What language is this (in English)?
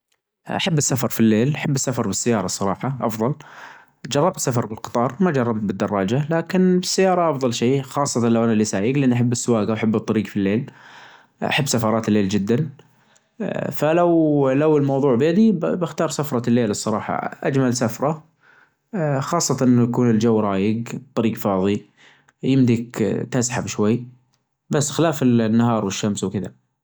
Najdi Arabic